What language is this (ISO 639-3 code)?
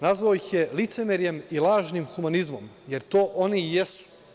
srp